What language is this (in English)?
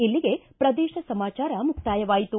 Kannada